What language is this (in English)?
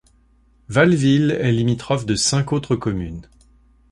French